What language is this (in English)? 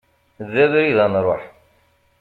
Kabyle